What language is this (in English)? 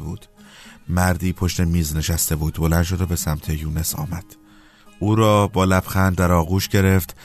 Persian